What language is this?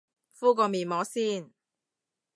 Cantonese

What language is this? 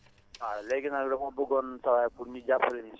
Wolof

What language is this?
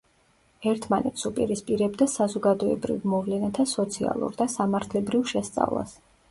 Georgian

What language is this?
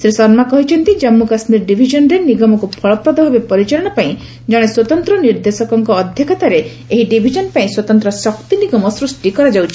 Odia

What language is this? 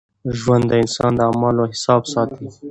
Pashto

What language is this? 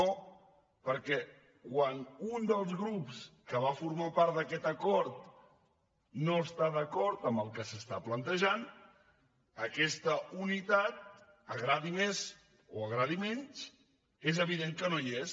Catalan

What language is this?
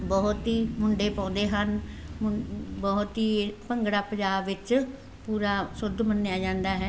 Punjabi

